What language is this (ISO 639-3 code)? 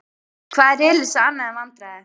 isl